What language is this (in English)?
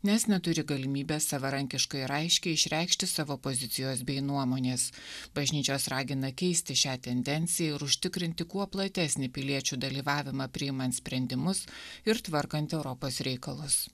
Lithuanian